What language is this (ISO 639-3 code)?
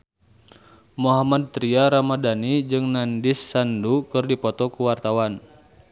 sun